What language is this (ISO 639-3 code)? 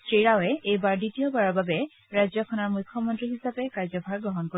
asm